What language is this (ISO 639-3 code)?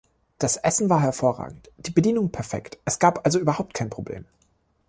deu